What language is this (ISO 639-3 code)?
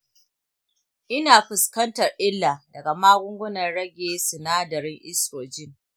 hau